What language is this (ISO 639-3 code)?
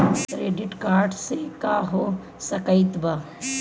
bho